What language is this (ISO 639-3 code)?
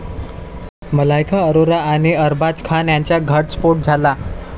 mar